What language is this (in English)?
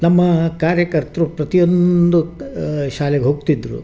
Kannada